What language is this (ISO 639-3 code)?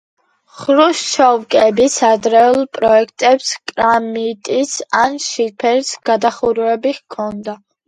kat